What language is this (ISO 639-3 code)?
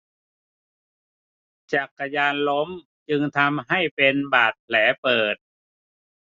tha